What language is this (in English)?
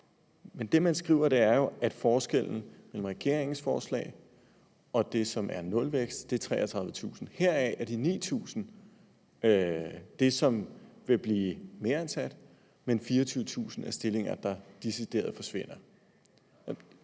Danish